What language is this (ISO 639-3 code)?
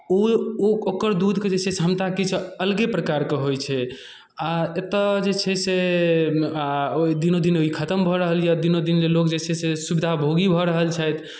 mai